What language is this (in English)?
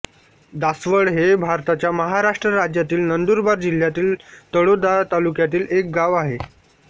Marathi